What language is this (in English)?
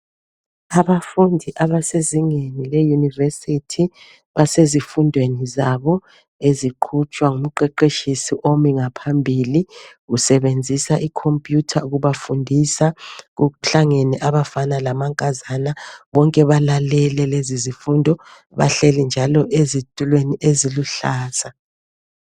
North Ndebele